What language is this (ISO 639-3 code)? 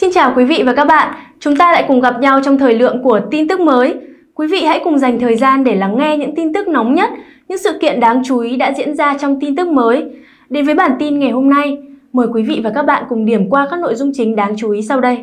vie